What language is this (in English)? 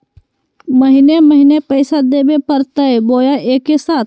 Magahi